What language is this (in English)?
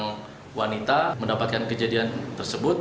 Indonesian